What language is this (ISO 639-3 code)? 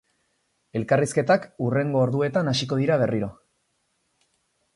eus